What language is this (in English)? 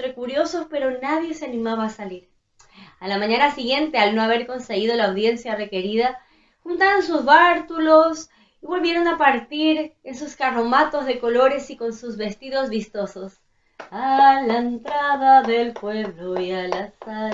Spanish